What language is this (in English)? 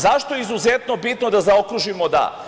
Serbian